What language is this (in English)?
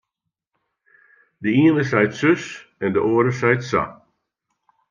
Western Frisian